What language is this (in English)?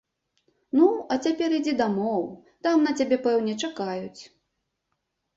Belarusian